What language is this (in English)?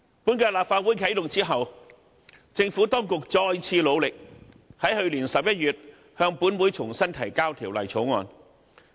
Cantonese